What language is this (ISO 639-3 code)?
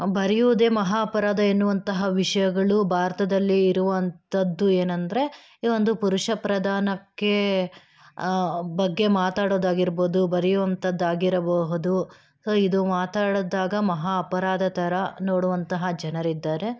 kan